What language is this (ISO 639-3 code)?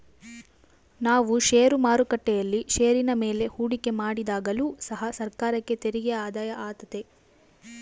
kan